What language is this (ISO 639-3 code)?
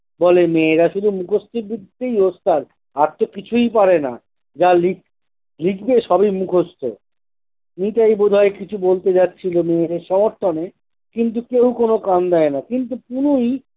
ben